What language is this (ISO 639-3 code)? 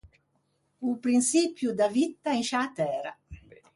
lij